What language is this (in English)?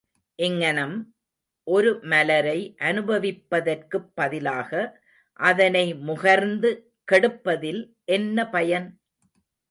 Tamil